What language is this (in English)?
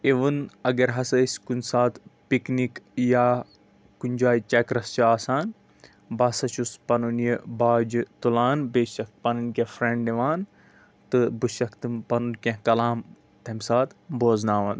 Kashmiri